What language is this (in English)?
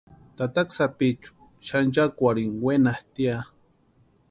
Western Highland Purepecha